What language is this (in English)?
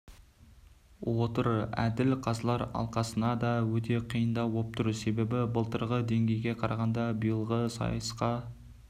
Kazakh